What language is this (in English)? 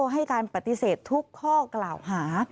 Thai